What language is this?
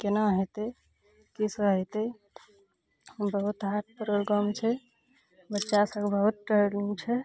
Maithili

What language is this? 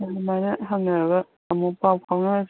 Manipuri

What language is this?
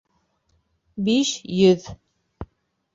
Bashkir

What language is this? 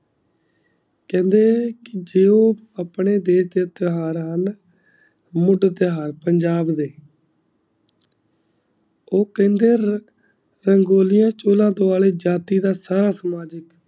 Punjabi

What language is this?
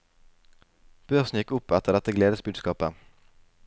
Norwegian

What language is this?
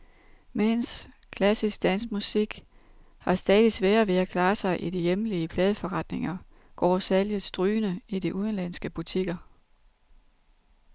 Danish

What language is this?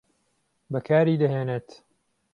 Central Kurdish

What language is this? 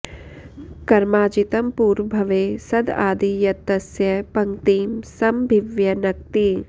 Sanskrit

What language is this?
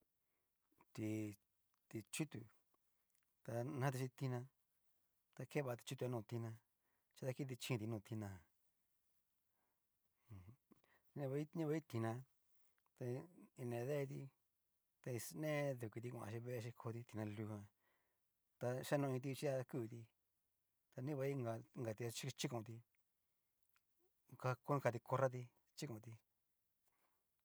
Cacaloxtepec Mixtec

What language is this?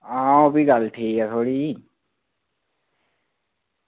Dogri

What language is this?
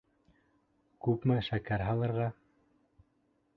Bashkir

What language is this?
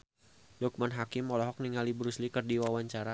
Sundanese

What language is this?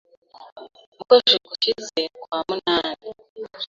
Kinyarwanda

